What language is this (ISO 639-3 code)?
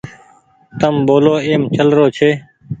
gig